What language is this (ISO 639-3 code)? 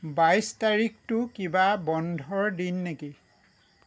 asm